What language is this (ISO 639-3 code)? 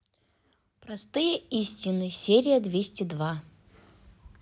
rus